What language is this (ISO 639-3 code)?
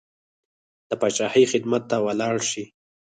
pus